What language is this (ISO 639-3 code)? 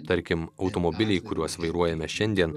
lit